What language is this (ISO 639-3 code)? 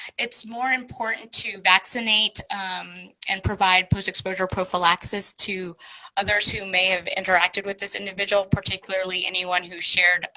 eng